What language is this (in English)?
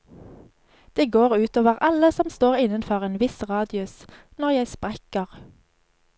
Norwegian